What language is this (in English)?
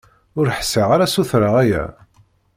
Kabyle